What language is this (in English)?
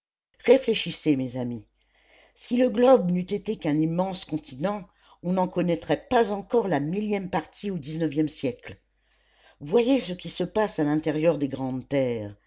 French